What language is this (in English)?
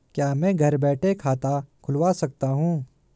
Hindi